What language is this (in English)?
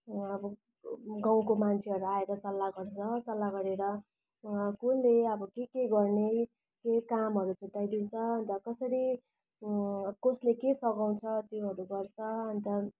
Nepali